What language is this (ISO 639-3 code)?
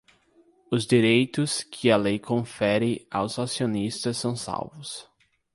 por